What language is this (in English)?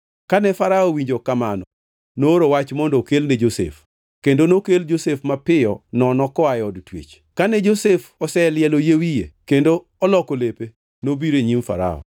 Luo (Kenya and Tanzania)